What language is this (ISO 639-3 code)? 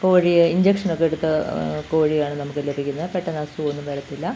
mal